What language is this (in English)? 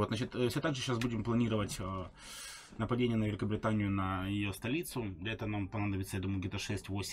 Russian